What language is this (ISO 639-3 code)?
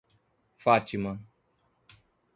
por